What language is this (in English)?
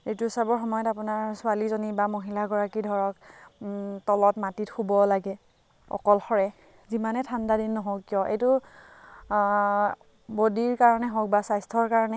Assamese